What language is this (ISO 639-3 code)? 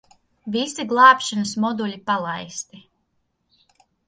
lav